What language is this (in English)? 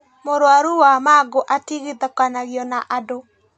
Kikuyu